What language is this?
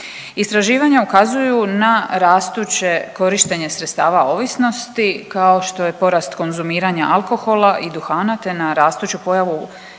Croatian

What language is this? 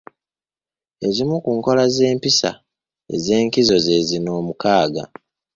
Ganda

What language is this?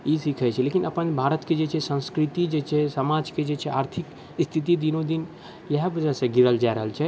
Maithili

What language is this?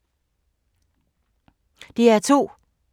Danish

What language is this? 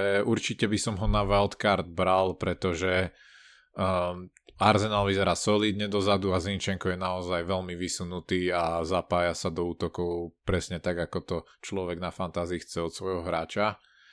Slovak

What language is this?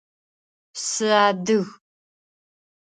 Adyghe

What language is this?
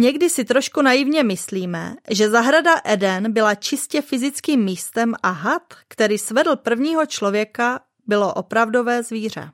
Czech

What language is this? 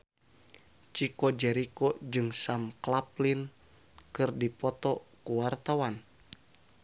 Sundanese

